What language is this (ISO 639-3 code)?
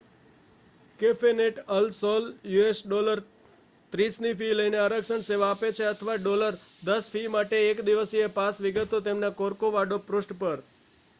guj